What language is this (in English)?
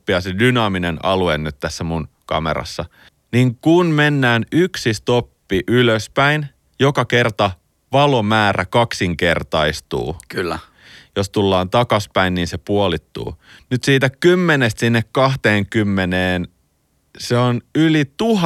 Finnish